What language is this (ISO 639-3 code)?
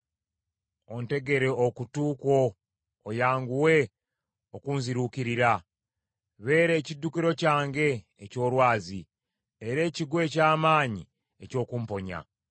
lug